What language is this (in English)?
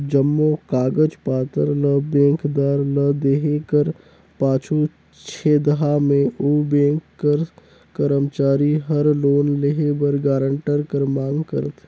Chhattisgarhi